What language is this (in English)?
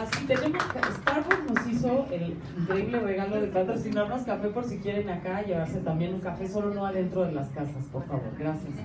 Spanish